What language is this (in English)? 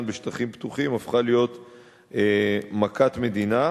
Hebrew